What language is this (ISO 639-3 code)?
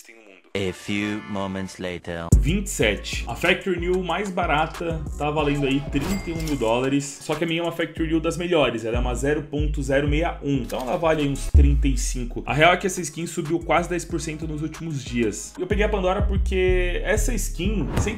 por